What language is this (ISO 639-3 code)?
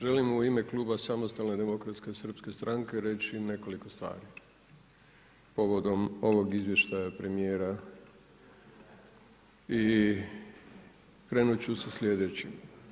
hrv